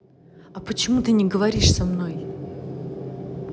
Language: Russian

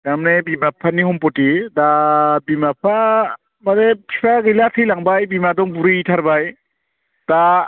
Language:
Bodo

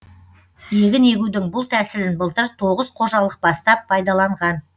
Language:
Kazakh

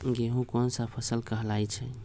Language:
Magahi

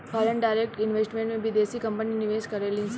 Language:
Bhojpuri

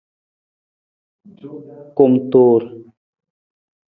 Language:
Nawdm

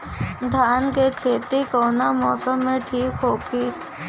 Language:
Bhojpuri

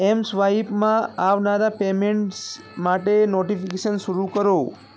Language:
Gujarati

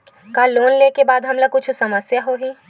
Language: Chhattisgarhi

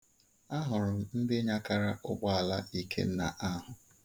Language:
Igbo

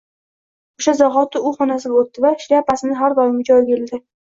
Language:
Uzbek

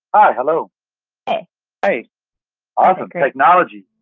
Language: English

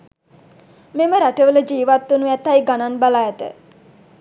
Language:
Sinhala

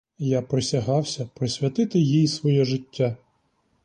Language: Ukrainian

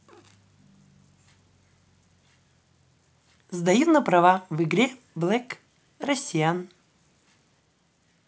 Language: Russian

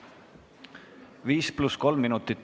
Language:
Estonian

